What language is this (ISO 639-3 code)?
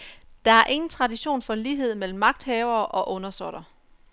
dan